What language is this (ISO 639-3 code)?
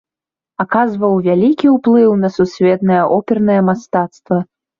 bel